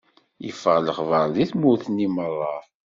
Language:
Kabyle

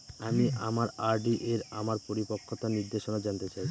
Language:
Bangla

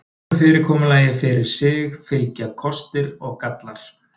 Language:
Icelandic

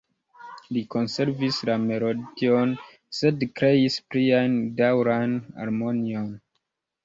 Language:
Esperanto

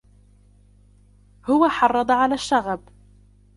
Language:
Arabic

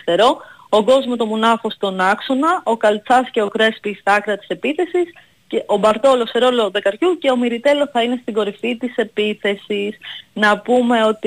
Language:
Greek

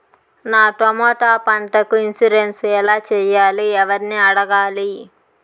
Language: Telugu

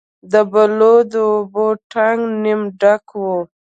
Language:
Pashto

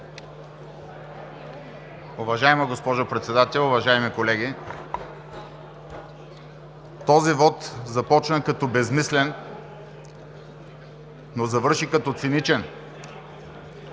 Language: Bulgarian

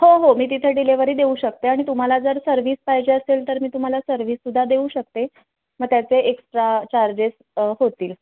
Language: Marathi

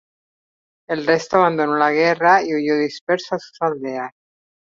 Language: Spanish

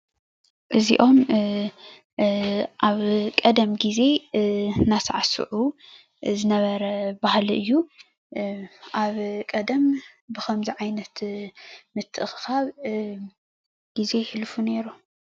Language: Tigrinya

